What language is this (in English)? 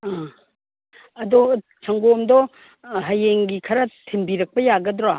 Manipuri